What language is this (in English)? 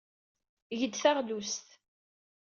Kabyle